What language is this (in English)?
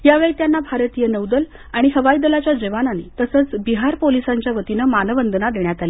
Marathi